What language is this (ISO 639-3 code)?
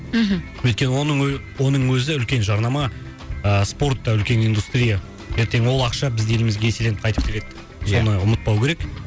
kaz